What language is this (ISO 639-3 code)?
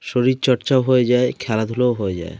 ben